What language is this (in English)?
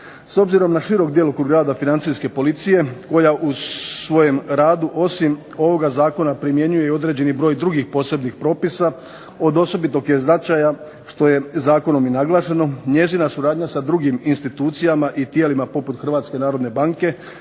Croatian